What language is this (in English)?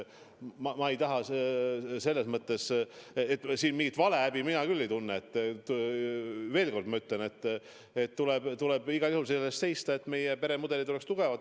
Estonian